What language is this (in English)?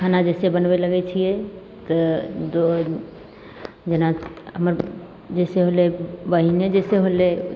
Maithili